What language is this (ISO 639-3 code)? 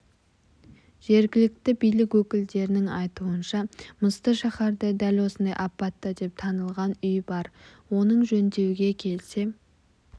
kaz